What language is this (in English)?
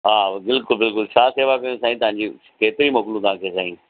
Sindhi